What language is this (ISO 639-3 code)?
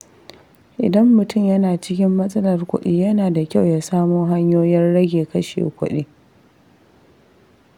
hau